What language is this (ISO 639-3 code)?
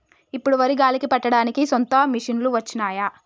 tel